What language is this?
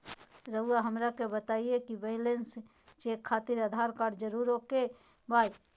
Magahi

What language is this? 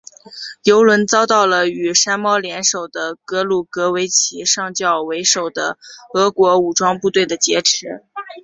Chinese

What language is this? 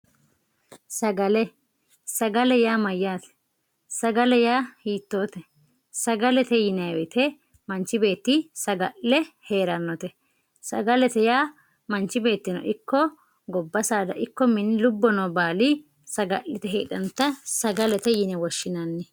Sidamo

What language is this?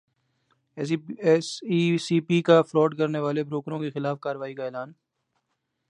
Urdu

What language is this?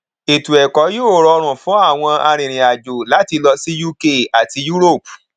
Yoruba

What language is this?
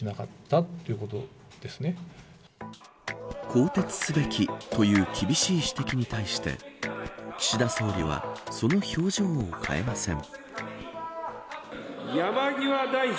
Japanese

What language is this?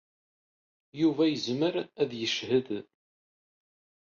Kabyle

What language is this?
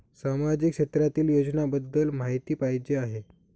Marathi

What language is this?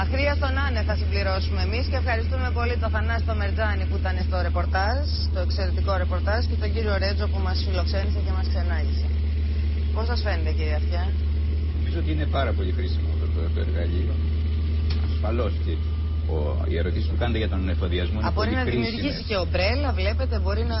Greek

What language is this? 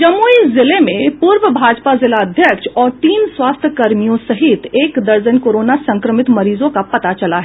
Hindi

